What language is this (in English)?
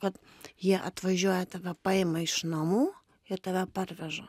Lithuanian